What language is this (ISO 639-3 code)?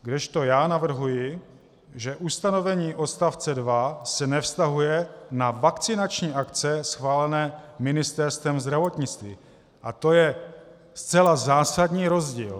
ces